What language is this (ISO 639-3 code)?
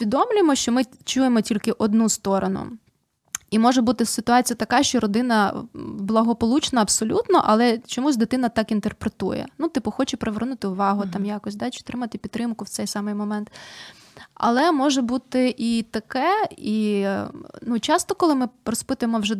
ukr